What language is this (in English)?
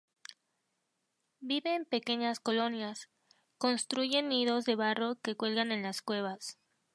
Spanish